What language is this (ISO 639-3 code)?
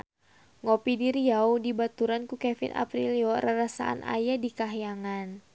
sun